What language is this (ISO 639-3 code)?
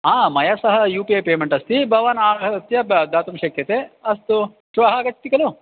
san